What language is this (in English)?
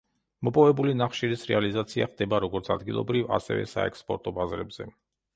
Georgian